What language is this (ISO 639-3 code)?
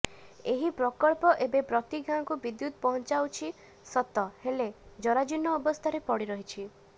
ori